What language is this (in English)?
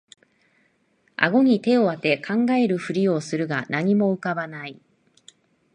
Japanese